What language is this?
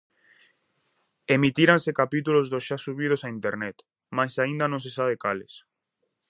Galician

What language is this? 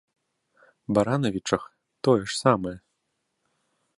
Belarusian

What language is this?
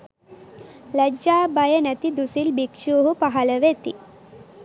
Sinhala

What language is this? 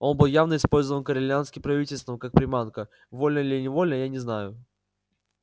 Russian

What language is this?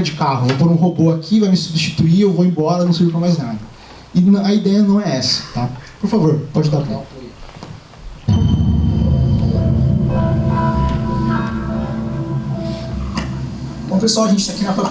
Portuguese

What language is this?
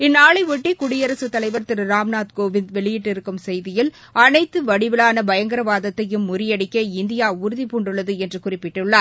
Tamil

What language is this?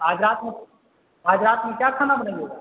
Urdu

